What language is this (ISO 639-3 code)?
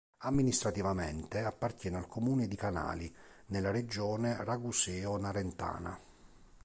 ita